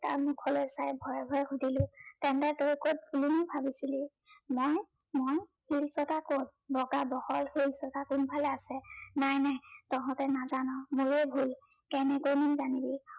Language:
Assamese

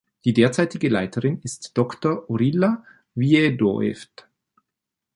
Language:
German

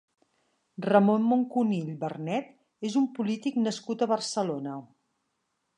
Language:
Catalan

